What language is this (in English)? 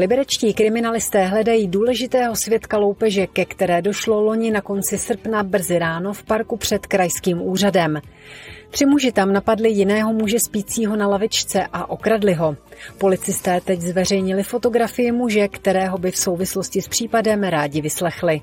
Czech